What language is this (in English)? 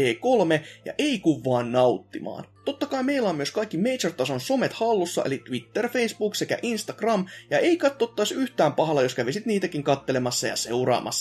Finnish